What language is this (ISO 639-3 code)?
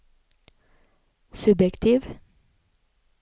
nor